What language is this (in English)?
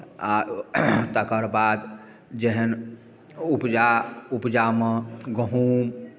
Maithili